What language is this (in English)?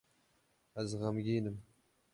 Kurdish